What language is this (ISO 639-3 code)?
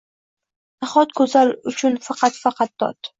uzb